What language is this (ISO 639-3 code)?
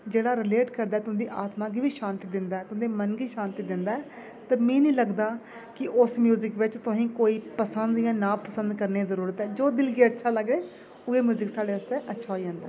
doi